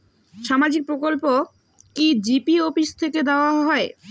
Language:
Bangla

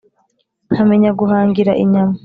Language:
Kinyarwanda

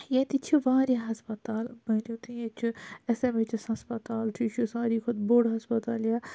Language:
Kashmiri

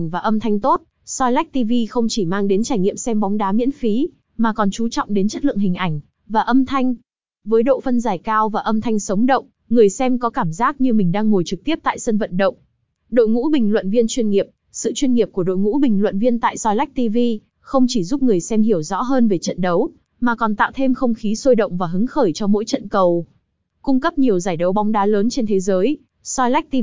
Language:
Vietnamese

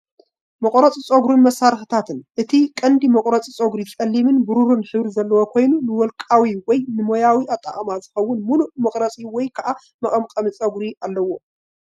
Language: Tigrinya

